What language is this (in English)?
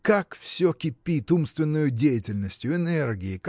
Russian